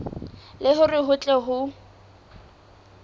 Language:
Southern Sotho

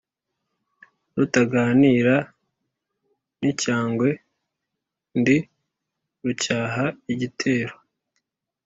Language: Kinyarwanda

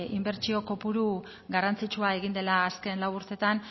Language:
Basque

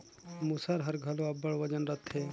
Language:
Chhattisgarhi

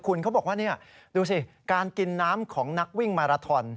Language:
Thai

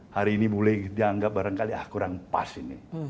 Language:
Indonesian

